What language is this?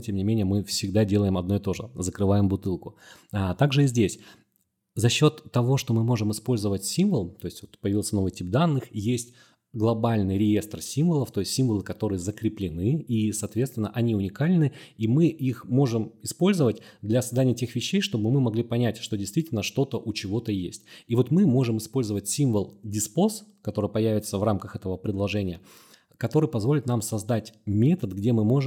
Russian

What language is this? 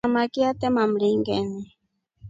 Rombo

